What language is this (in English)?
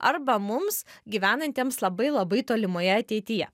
Lithuanian